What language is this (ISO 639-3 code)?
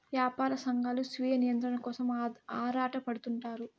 tel